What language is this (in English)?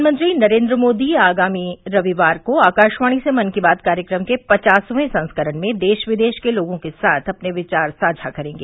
Hindi